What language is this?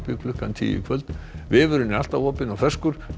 Icelandic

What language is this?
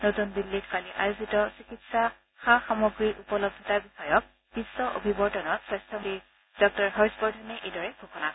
Assamese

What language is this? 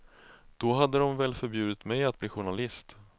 Swedish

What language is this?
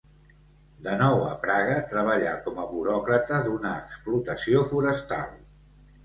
Catalan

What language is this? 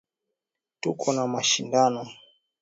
Swahili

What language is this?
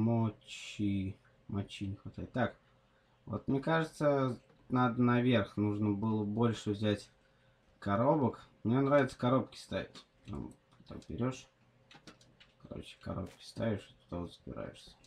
Russian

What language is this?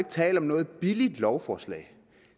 Danish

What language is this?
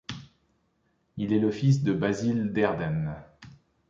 French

